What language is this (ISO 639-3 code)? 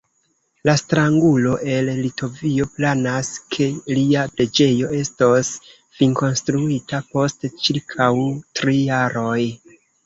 epo